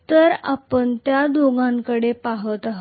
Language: Marathi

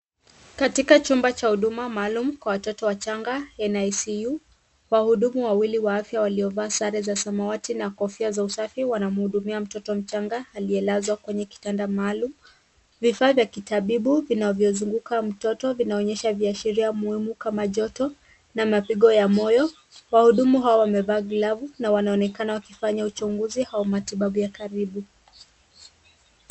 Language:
Swahili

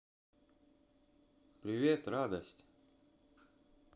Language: Russian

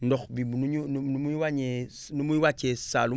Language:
Wolof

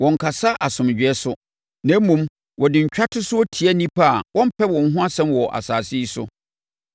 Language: Akan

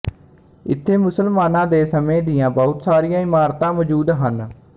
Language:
Punjabi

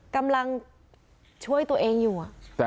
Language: Thai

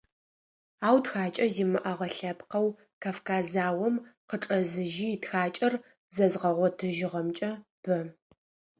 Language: Adyghe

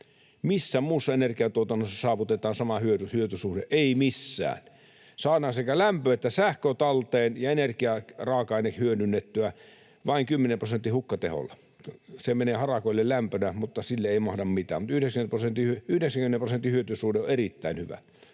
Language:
Finnish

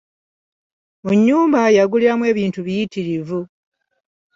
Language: Ganda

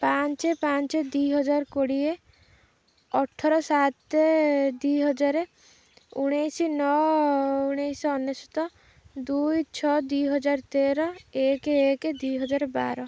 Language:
Odia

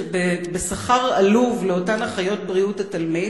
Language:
Hebrew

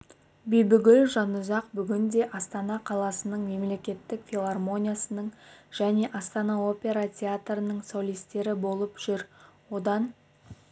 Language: Kazakh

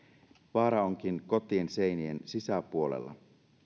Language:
Finnish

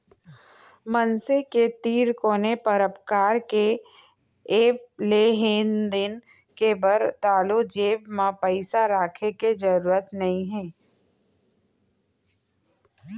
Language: Chhattisgarhi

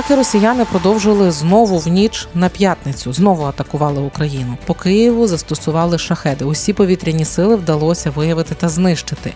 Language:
Ukrainian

